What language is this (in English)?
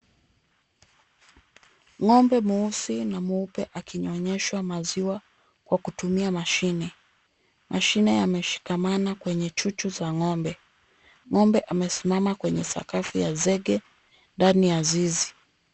Swahili